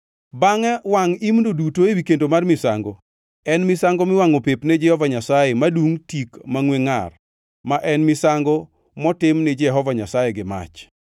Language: Luo (Kenya and Tanzania)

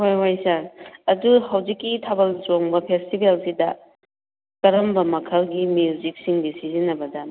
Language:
Manipuri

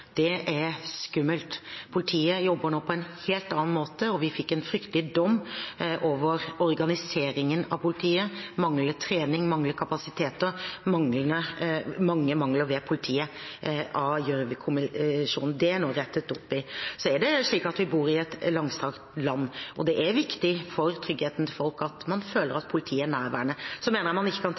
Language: Norwegian Bokmål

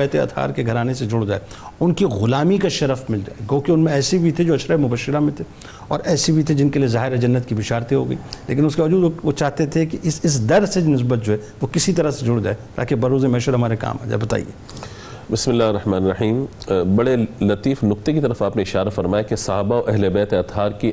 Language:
Urdu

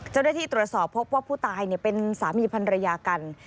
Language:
Thai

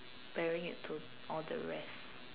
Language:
English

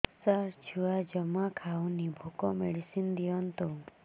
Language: Odia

